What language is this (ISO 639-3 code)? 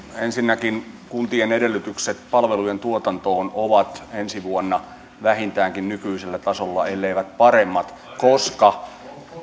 fin